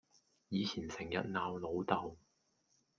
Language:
Cantonese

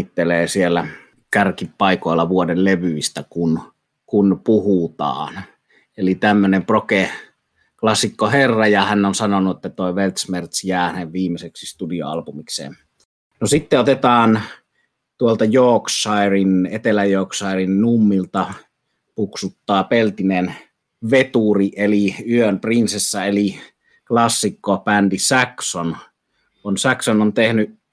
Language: Finnish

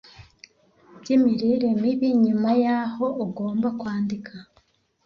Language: Kinyarwanda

